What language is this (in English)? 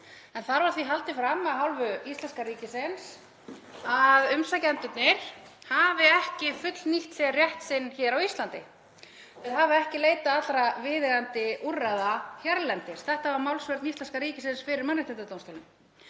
Icelandic